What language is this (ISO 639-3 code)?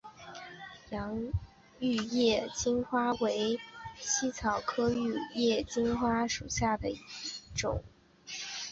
zho